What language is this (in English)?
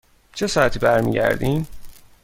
Persian